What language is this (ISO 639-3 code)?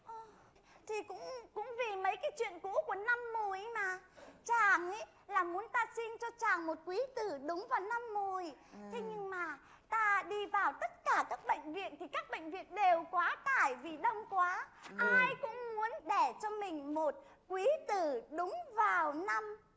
vie